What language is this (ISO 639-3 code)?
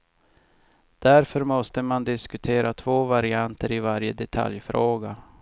swe